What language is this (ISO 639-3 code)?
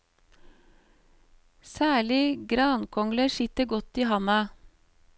nor